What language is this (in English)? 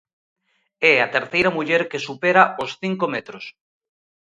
Galician